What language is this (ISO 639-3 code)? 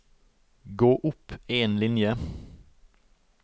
nor